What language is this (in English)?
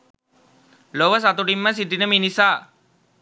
Sinhala